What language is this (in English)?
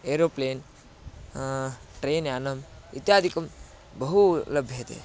Sanskrit